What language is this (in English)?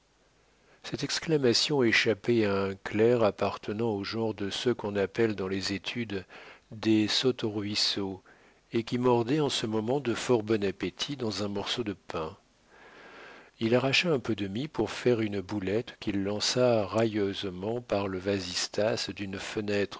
French